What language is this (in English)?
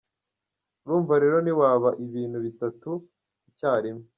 Kinyarwanda